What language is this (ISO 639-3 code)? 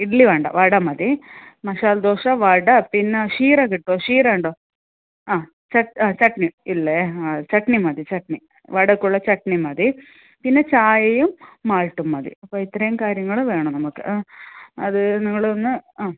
mal